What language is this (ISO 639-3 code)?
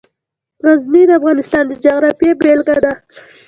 pus